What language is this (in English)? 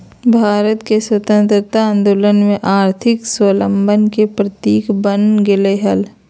Magahi